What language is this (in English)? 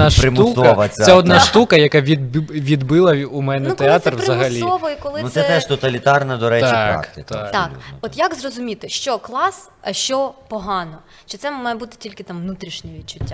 Ukrainian